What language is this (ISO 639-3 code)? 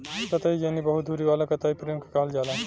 bho